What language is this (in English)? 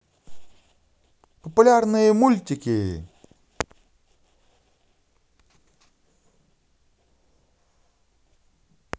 Russian